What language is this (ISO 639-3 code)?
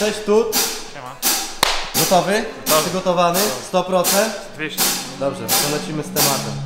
pol